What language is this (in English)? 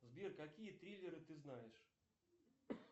Russian